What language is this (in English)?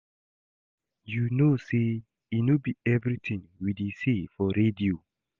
Nigerian Pidgin